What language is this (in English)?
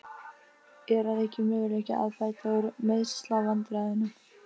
Icelandic